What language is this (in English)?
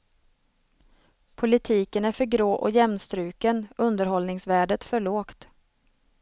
Swedish